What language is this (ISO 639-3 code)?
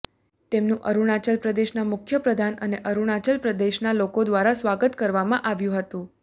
guj